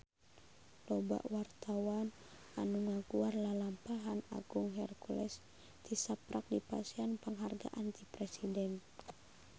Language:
Sundanese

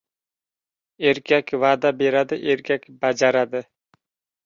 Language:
Uzbek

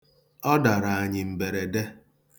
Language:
Igbo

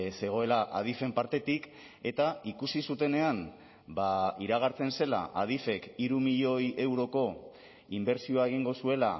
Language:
Basque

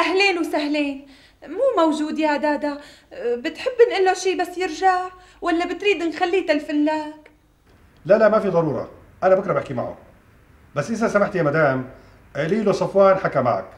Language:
Arabic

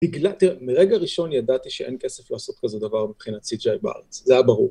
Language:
Hebrew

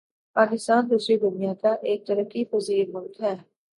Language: Urdu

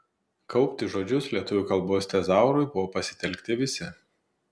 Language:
Lithuanian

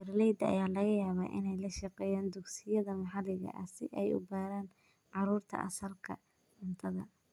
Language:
Somali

